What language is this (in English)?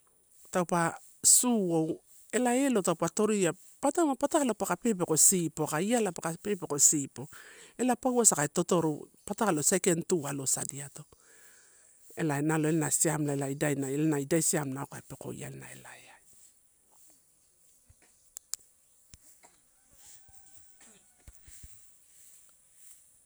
Torau